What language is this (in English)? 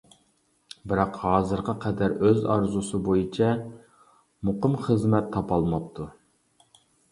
Uyghur